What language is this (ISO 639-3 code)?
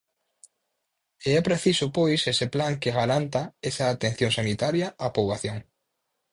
glg